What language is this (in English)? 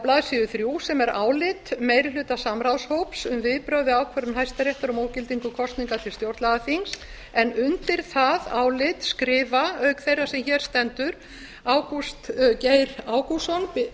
Icelandic